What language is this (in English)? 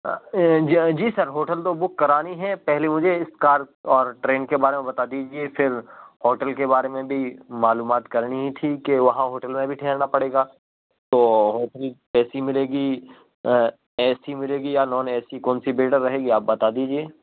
Urdu